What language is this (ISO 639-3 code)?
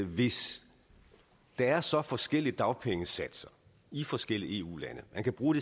dan